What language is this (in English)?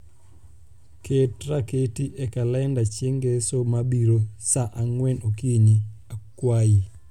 Luo (Kenya and Tanzania)